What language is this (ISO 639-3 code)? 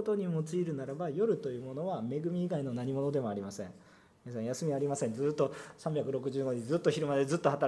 jpn